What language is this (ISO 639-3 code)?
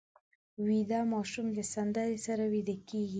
pus